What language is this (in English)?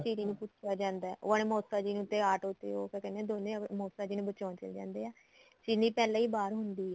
Punjabi